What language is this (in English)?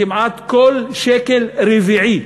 Hebrew